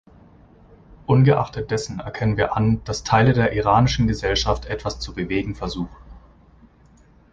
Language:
German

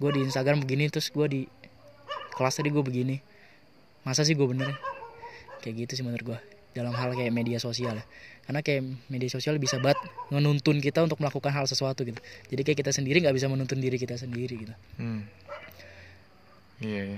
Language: Indonesian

